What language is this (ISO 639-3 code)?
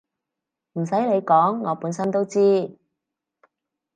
yue